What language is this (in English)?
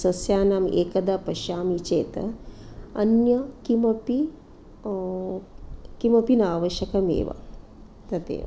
Sanskrit